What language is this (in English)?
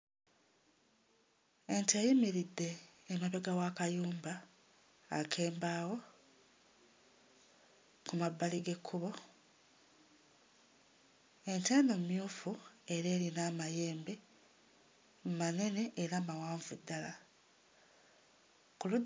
Ganda